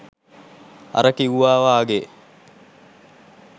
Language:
Sinhala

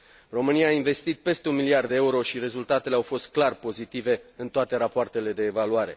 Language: Romanian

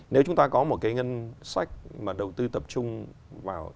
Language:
Vietnamese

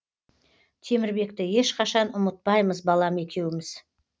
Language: Kazakh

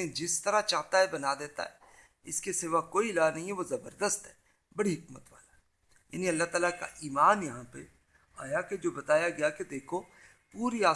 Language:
Urdu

